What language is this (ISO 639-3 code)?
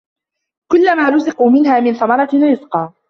ara